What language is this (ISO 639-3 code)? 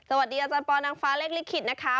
tha